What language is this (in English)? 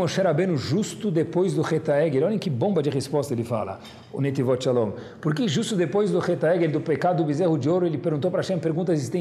Portuguese